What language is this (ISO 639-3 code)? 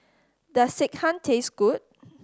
eng